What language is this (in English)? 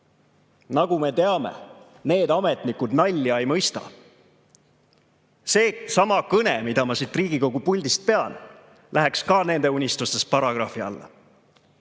Estonian